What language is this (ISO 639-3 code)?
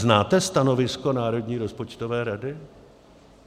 ces